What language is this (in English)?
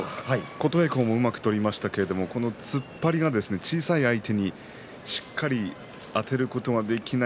Japanese